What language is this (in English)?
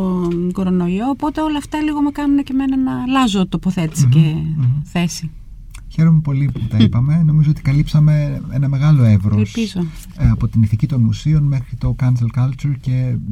Greek